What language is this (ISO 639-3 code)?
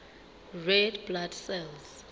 sot